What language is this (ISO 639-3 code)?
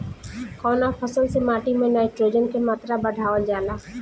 bho